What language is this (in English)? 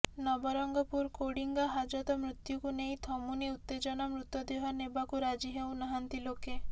Odia